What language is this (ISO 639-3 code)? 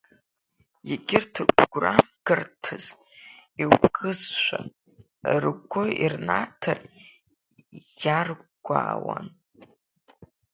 abk